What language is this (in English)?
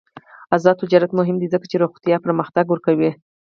Pashto